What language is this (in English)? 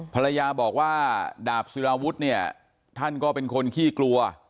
Thai